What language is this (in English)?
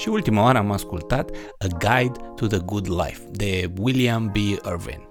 Romanian